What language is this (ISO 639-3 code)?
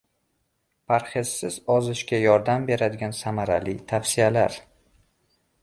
uzb